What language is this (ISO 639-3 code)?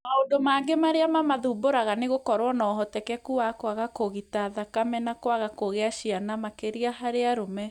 kik